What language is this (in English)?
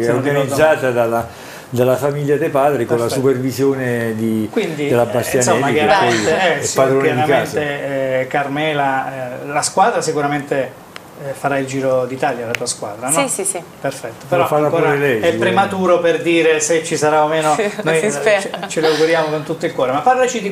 Italian